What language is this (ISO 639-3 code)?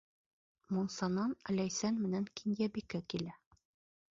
bak